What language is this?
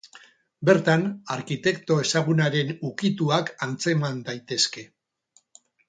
Basque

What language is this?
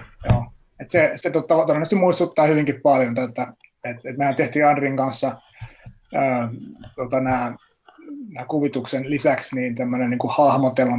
Finnish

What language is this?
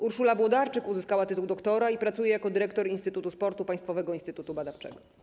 Polish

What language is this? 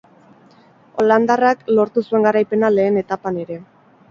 Basque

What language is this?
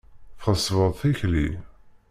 Kabyle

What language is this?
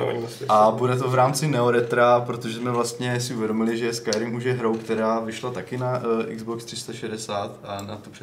Czech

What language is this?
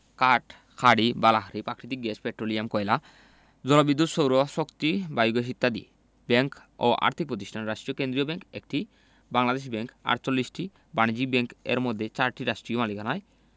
Bangla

